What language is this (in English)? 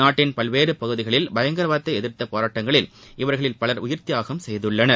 Tamil